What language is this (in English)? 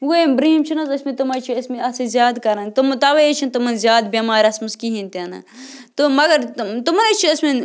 Kashmiri